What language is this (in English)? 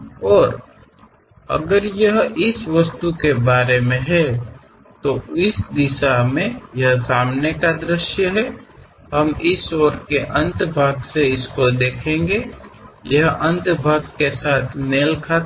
Kannada